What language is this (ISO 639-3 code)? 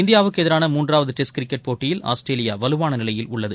tam